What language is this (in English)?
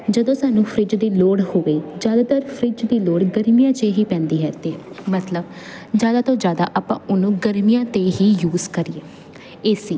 Punjabi